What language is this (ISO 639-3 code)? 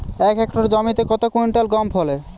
ben